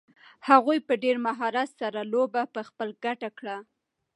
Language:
Pashto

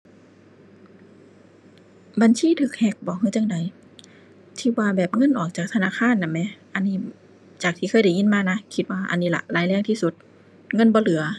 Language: Thai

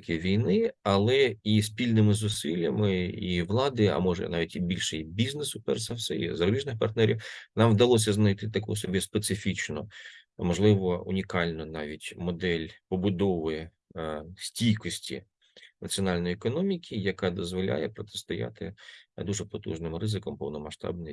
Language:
Ukrainian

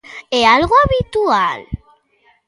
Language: Galician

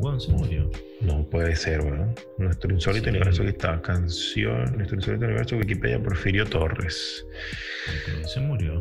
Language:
Spanish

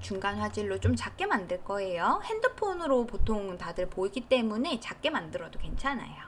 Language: Korean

